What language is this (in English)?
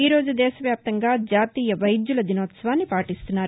Telugu